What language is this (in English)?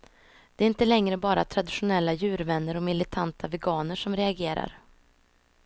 Swedish